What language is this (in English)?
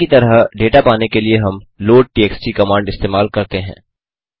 Hindi